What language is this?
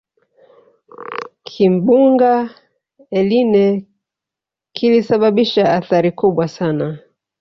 Swahili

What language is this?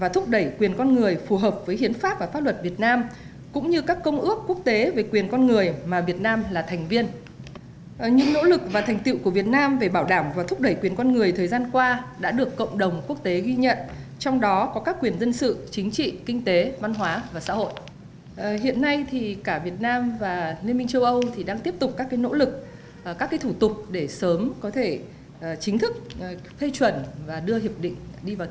Vietnamese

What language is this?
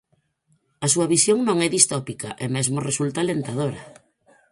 Galician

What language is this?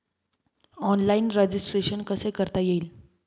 Marathi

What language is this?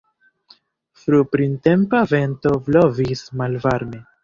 Esperanto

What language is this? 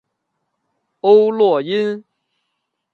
Chinese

